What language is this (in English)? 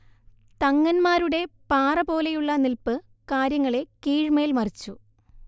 Malayalam